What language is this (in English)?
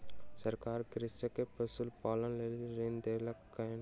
Maithili